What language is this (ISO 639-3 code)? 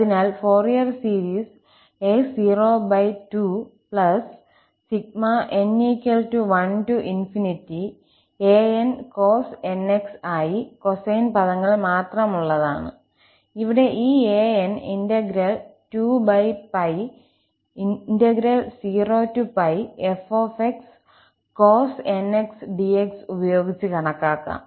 mal